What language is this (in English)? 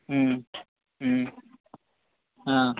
Assamese